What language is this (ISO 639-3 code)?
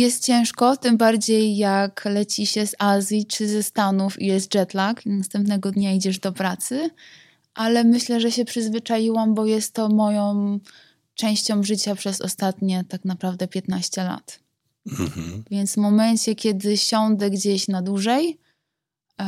pol